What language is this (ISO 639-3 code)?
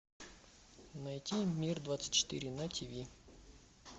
rus